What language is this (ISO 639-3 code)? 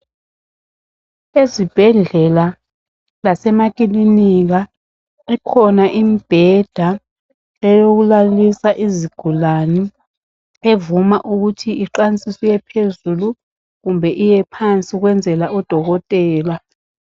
nde